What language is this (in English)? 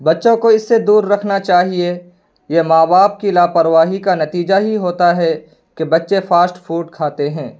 Urdu